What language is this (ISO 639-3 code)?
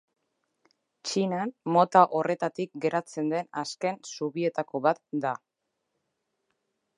eus